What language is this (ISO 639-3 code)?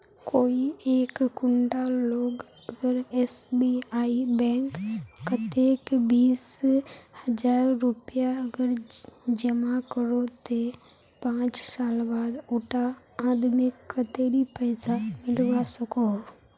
mag